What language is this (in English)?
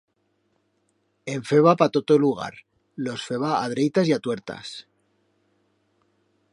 Aragonese